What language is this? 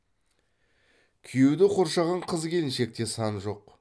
Kazakh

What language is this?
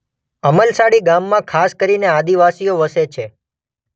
Gujarati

